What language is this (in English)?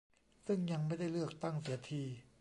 Thai